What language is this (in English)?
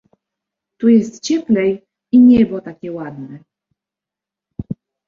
Polish